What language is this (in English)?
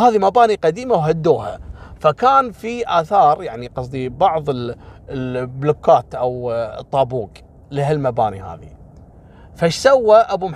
Arabic